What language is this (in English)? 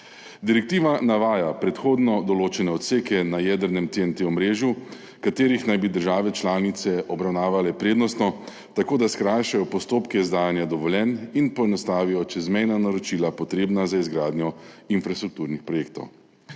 Slovenian